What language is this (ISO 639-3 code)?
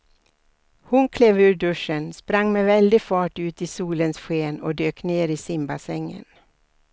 swe